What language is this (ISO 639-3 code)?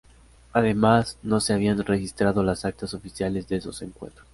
spa